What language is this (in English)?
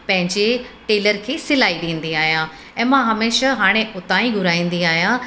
Sindhi